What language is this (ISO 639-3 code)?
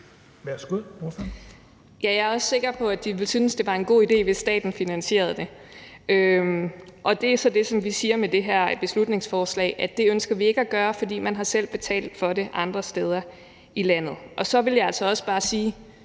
dan